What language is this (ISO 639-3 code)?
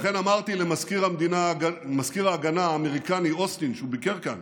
heb